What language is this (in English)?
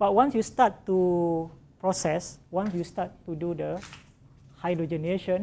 English